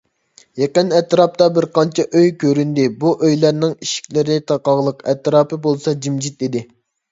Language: Uyghur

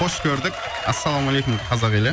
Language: Kazakh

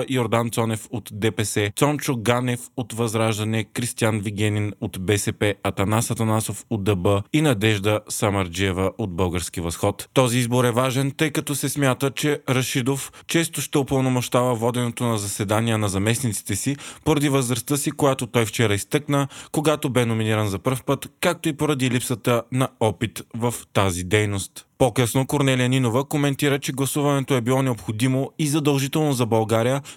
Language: Bulgarian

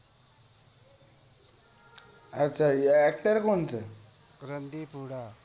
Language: Gujarati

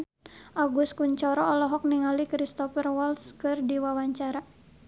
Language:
Sundanese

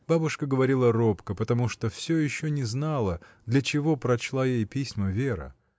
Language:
Russian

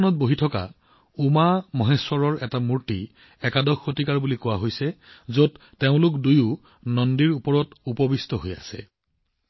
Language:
Assamese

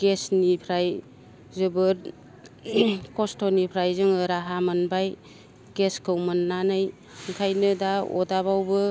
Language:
Bodo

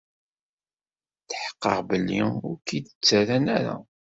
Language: Kabyle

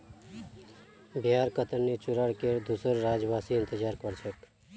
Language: Magahi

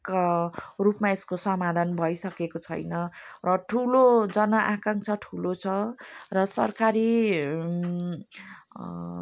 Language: Nepali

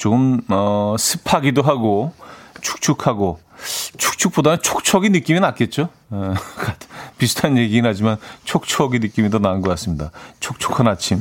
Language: Korean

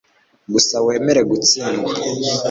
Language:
Kinyarwanda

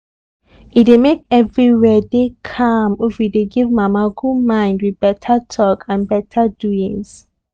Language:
Nigerian Pidgin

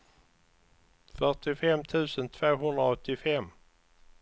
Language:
Swedish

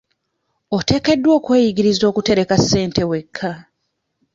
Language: Ganda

